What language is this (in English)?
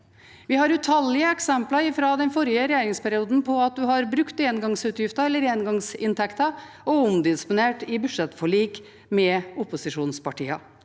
Norwegian